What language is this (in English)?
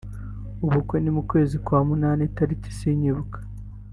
Kinyarwanda